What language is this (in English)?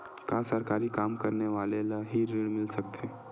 Chhattisgarhi